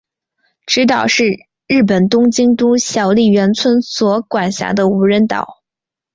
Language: Chinese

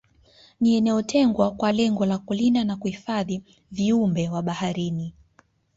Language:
Swahili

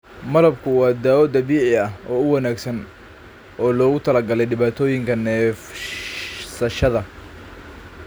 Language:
Somali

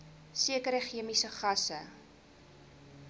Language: Afrikaans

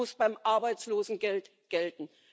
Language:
German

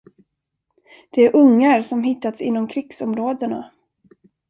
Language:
Swedish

